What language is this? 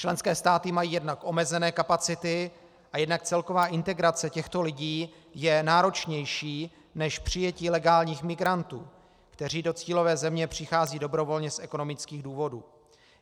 Czech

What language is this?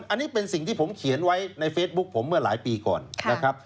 Thai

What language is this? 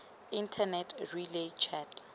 Tswana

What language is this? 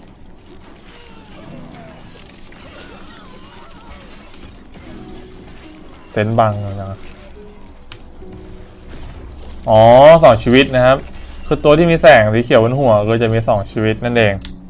Thai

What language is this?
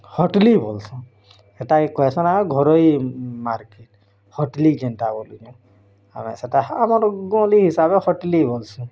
Odia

